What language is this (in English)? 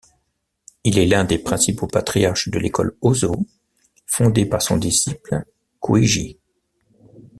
French